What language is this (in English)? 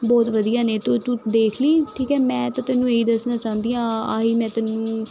Punjabi